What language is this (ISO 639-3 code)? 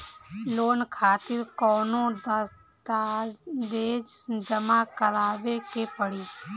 bho